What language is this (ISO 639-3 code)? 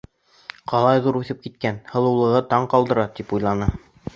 bak